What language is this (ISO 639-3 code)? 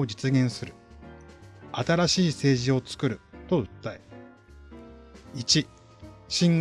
jpn